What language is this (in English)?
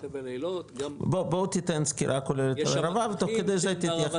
Hebrew